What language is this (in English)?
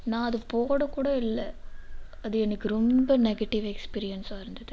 Tamil